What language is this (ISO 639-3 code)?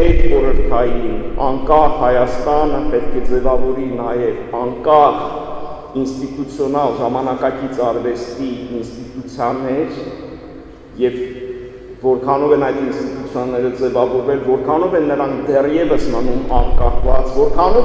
tur